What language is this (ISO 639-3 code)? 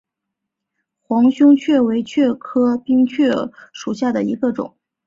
zho